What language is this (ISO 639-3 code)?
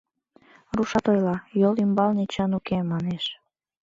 chm